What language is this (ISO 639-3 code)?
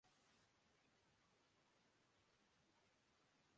urd